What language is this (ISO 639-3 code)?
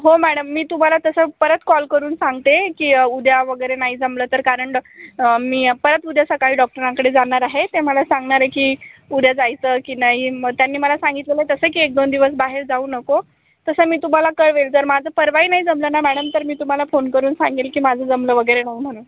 mar